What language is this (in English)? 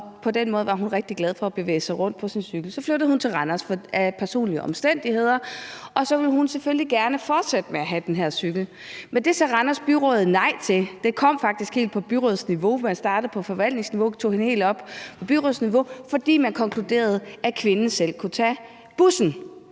Danish